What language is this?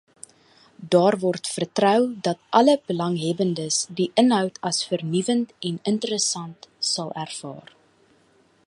Afrikaans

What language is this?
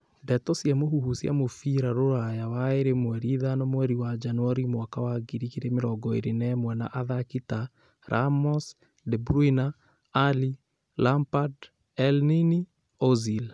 Kikuyu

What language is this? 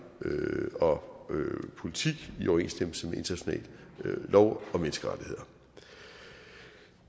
Danish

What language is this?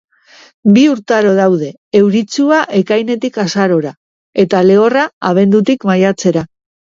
Basque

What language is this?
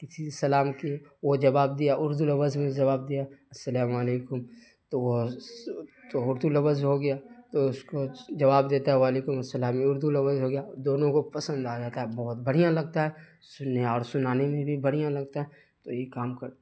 Urdu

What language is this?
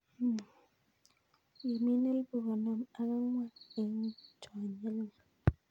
Kalenjin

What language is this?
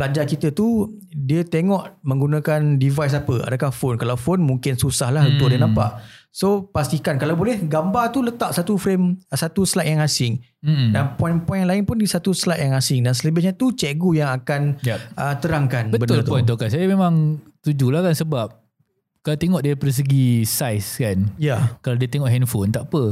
Malay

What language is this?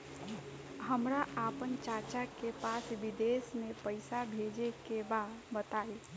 Bhojpuri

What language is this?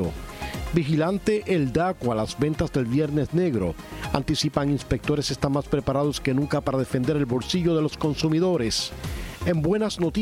Spanish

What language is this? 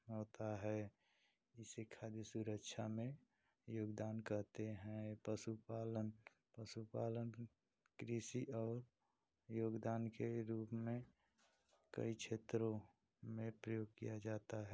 Hindi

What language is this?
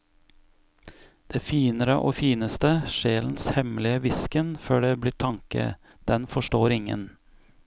Norwegian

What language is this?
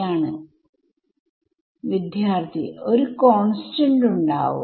Malayalam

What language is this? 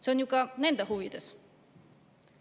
Estonian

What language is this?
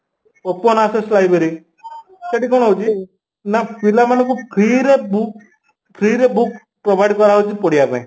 Odia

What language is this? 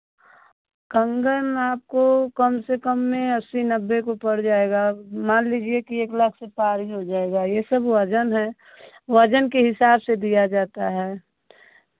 Hindi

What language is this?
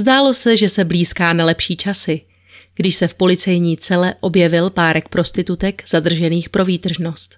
Czech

